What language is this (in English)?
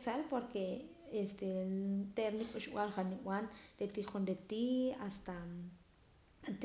Poqomam